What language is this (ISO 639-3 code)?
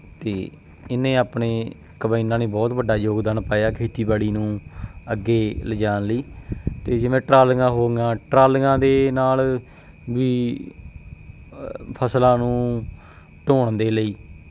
pan